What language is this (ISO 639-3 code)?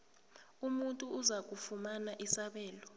nbl